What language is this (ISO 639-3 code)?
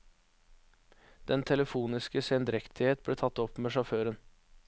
nor